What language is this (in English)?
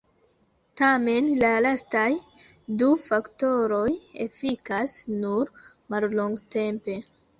Esperanto